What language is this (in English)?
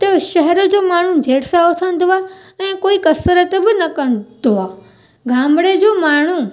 Sindhi